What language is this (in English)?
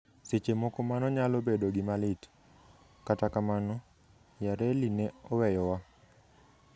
Luo (Kenya and Tanzania)